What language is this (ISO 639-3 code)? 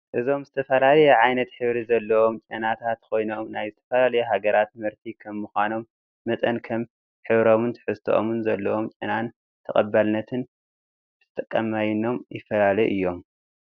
tir